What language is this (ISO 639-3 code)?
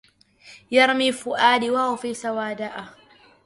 ara